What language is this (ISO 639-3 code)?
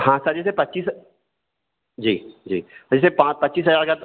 hin